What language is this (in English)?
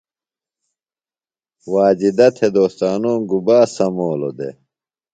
Phalura